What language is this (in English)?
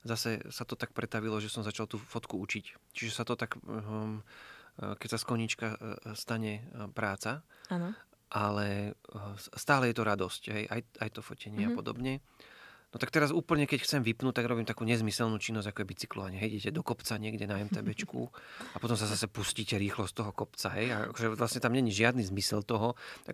Slovak